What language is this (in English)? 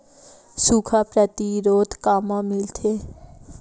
Chhattisgarhi